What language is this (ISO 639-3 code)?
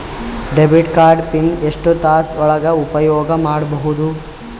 kan